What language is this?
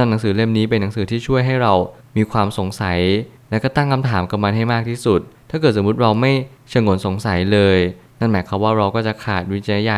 Thai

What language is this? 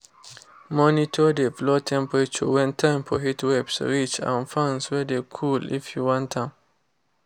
Nigerian Pidgin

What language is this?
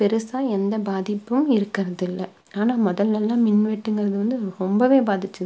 Tamil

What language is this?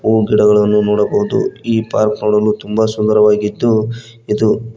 Kannada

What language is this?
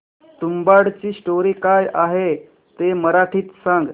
Marathi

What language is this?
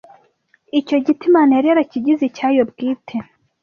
Kinyarwanda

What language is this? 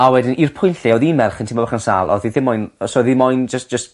Welsh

